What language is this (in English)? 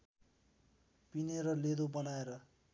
Nepali